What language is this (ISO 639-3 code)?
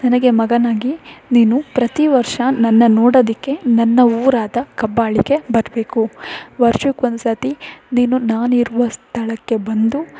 kan